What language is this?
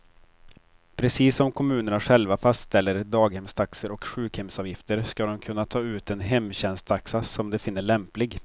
Swedish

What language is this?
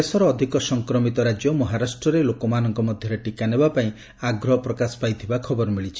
Odia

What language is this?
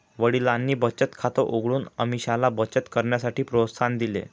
Marathi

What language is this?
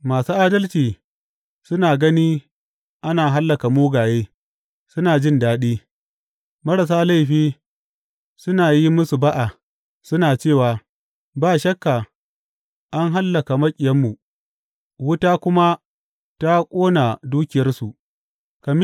Hausa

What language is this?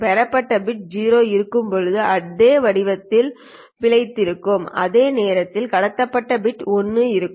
Tamil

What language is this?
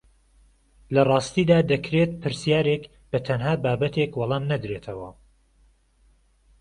Central Kurdish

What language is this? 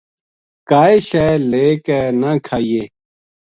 Gujari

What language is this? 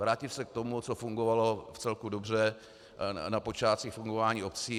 Czech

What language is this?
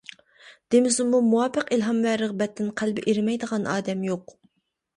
Uyghur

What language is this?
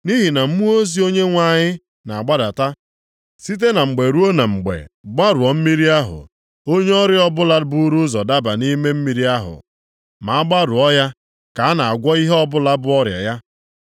Igbo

